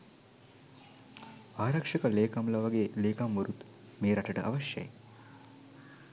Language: Sinhala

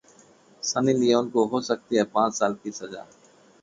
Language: Hindi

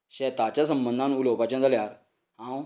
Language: Konkani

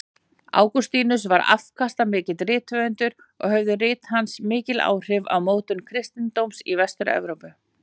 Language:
Icelandic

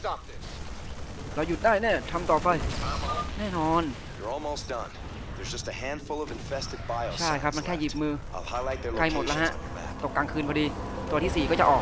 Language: Thai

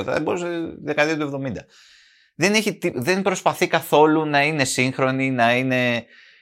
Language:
Greek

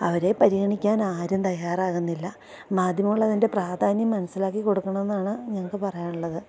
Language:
Malayalam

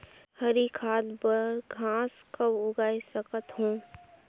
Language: Chhattisgarhi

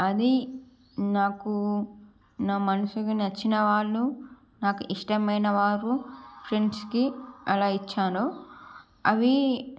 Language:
Telugu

